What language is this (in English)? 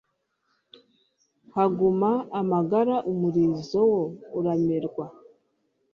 Kinyarwanda